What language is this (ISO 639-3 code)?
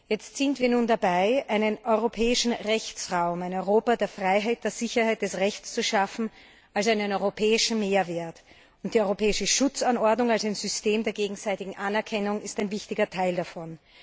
deu